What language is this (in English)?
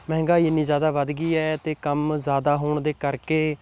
Punjabi